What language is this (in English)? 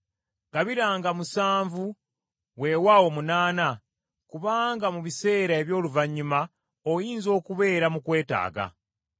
Ganda